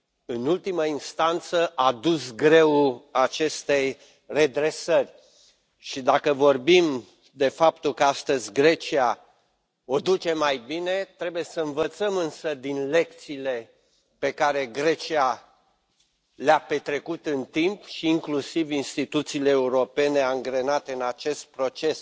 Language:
Romanian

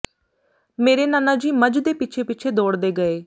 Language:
Punjabi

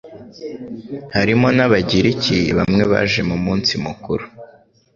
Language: Kinyarwanda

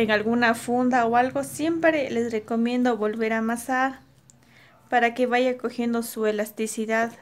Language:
Spanish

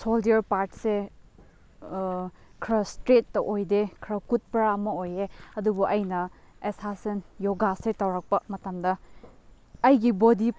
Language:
Manipuri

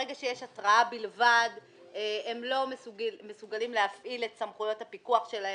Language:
Hebrew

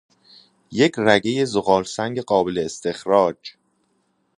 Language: Persian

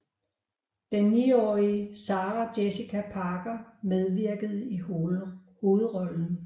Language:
Danish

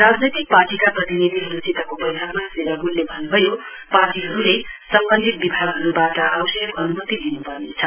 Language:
Nepali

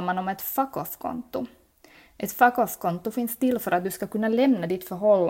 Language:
Swedish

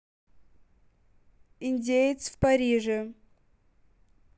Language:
Russian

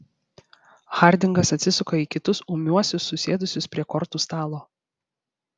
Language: Lithuanian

